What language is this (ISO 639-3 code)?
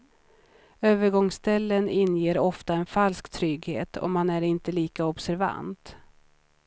swe